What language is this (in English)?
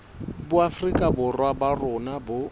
Southern Sotho